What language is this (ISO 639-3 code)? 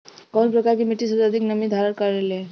bho